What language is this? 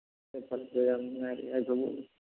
Manipuri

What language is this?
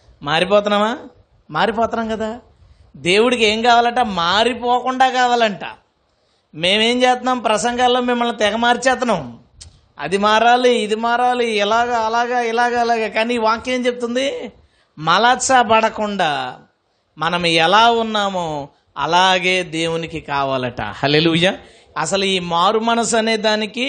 Telugu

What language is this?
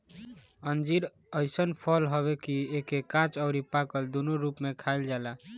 Bhojpuri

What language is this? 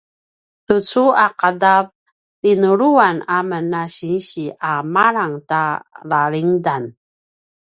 Paiwan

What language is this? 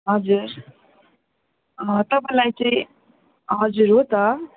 Nepali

